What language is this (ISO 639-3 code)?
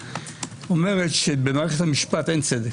heb